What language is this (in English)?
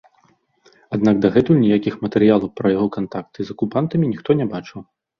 Belarusian